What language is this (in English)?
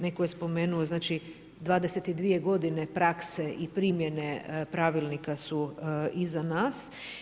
Croatian